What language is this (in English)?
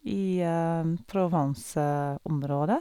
Norwegian